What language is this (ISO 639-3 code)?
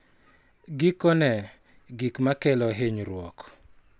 luo